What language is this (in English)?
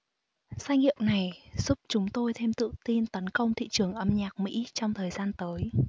Vietnamese